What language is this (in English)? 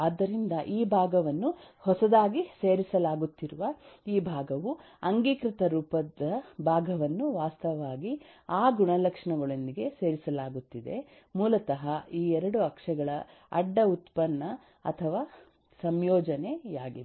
Kannada